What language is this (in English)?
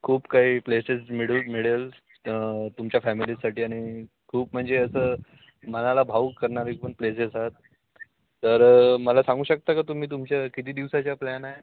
Marathi